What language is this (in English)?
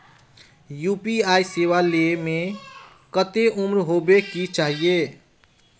Magahi